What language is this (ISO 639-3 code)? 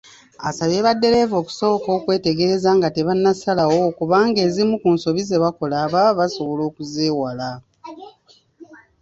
lug